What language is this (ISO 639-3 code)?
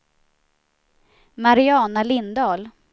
swe